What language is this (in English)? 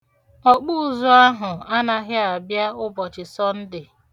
Igbo